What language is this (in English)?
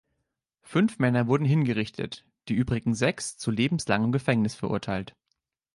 German